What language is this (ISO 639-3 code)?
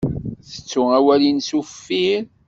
kab